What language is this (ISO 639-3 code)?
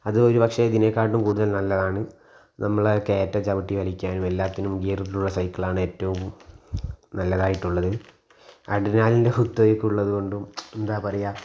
mal